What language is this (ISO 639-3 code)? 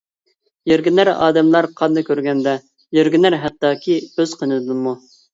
uig